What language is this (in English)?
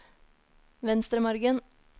Norwegian